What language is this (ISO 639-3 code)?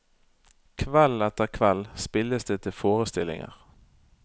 nor